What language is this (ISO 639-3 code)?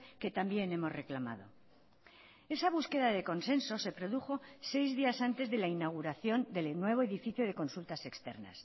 spa